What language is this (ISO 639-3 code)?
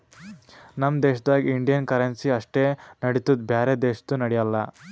kan